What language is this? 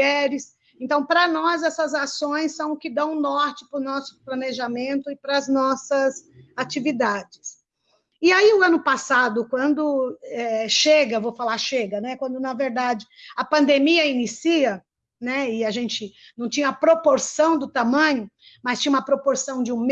Portuguese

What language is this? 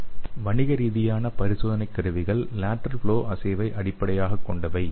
Tamil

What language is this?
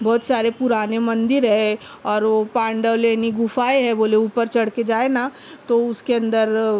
Urdu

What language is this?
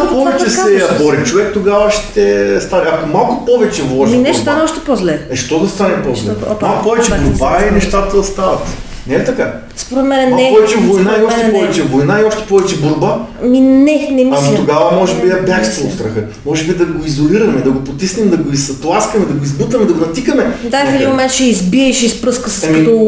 Bulgarian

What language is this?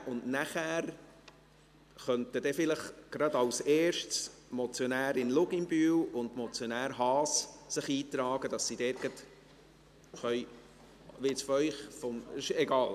Swiss German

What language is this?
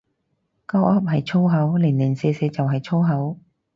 Cantonese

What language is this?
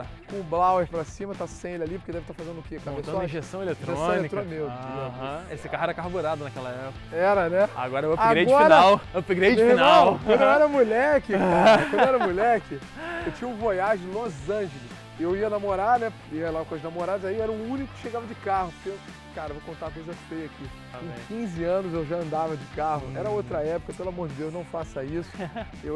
Portuguese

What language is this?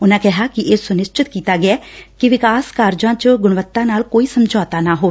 Punjabi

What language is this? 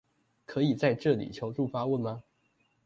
Chinese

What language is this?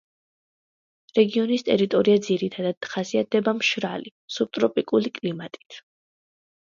Georgian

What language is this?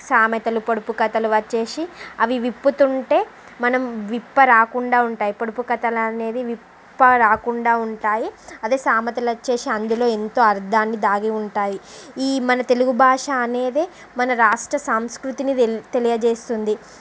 Telugu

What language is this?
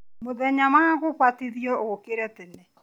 Kikuyu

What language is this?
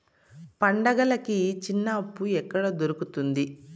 Telugu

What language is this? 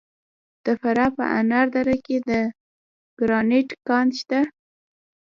Pashto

